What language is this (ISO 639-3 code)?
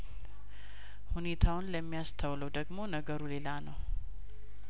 amh